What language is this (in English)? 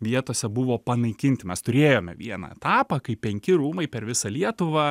Lithuanian